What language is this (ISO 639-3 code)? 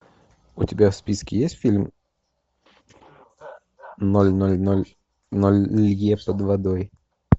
rus